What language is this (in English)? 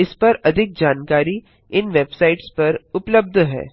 Hindi